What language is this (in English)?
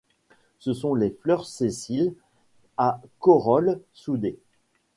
French